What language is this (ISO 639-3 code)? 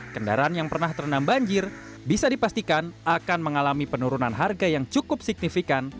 ind